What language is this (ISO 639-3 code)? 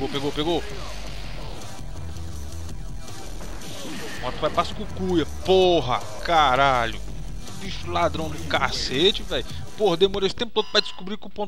por